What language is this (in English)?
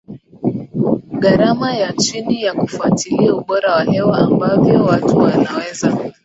Swahili